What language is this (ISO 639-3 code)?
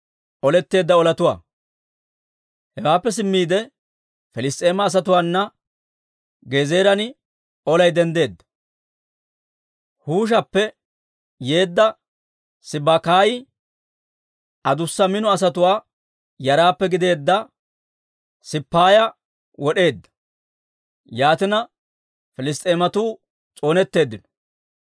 dwr